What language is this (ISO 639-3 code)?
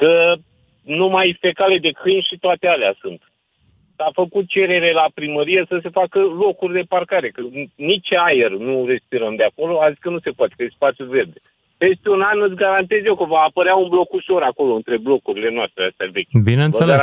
ron